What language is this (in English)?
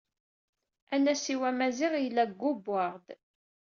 Kabyle